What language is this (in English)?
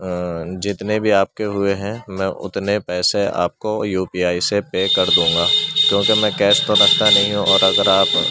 Urdu